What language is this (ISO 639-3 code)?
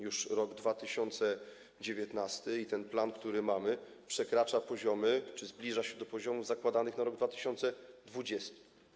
pol